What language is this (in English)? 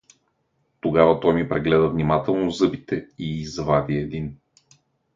Bulgarian